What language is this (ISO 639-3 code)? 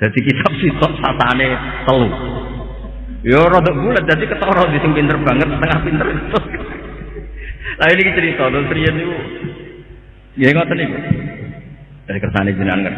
ind